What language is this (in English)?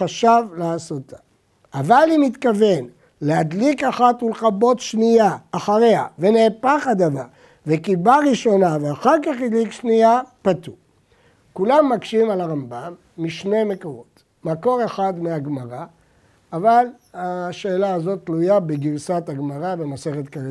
Hebrew